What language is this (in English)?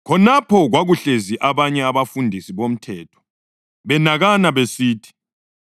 North Ndebele